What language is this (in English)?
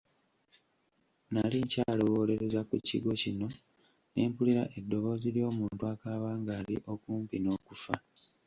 Ganda